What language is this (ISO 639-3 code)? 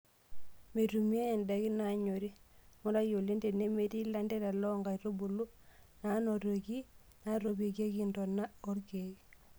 mas